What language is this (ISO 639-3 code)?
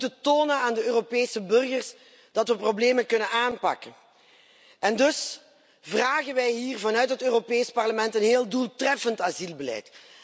nld